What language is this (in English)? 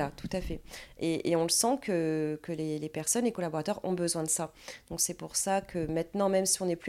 French